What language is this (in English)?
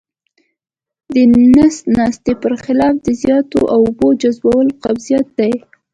Pashto